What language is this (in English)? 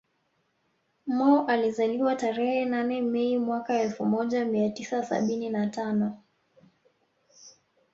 Swahili